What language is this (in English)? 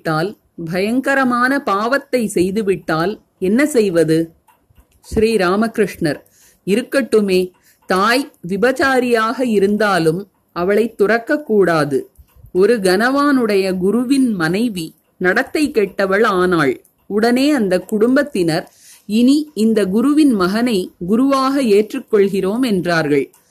Tamil